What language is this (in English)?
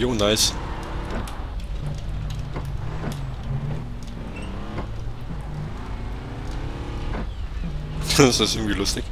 German